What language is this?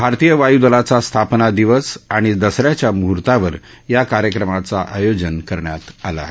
Marathi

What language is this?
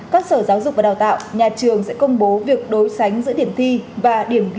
Vietnamese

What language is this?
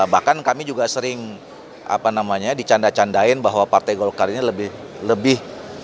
Indonesian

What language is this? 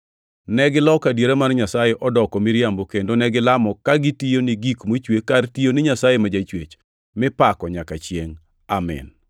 Luo (Kenya and Tanzania)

